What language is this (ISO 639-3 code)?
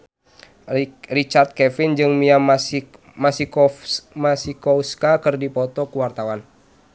sun